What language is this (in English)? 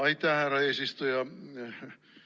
Estonian